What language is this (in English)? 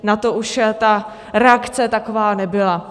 Czech